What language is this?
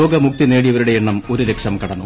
Malayalam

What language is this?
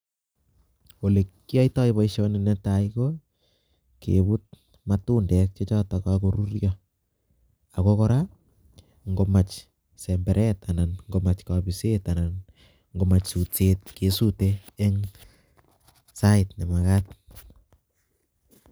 Kalenjin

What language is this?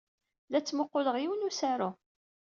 Kabyle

